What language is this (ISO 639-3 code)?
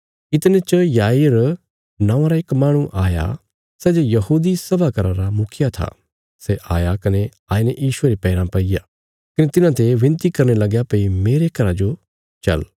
kfs